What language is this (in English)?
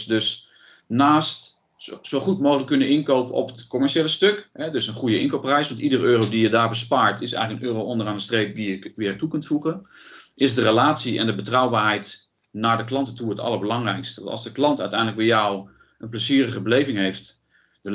Dutch